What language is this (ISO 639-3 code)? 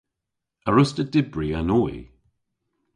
cor